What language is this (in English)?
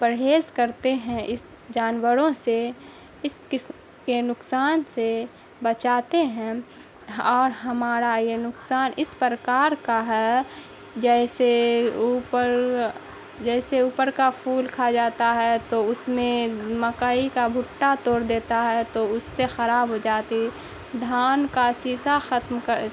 Urdu